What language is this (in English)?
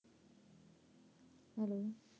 Punjabi